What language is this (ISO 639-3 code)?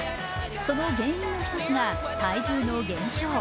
jpn